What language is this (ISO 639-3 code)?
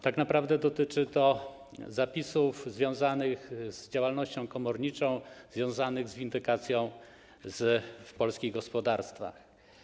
pol